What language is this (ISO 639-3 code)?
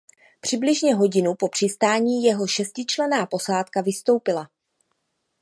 ces